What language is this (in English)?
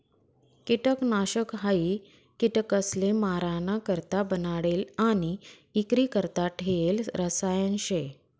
Marathi